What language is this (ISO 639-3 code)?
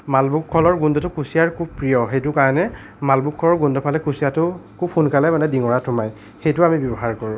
asm